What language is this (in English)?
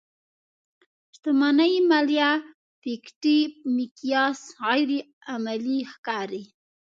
Pashto